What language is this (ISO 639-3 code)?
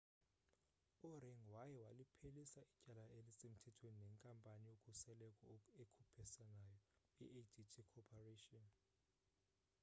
xho